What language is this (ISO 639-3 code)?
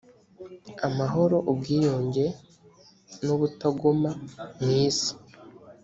kin